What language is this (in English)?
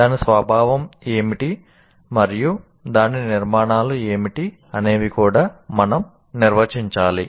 Telugu